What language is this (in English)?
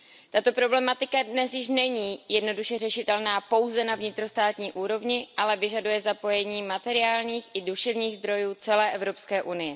Czech